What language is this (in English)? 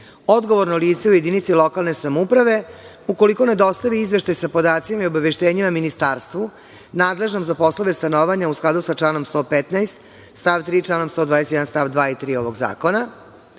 Serbian